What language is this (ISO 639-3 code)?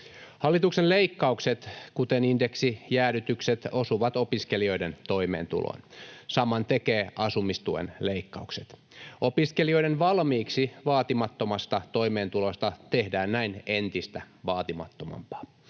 fin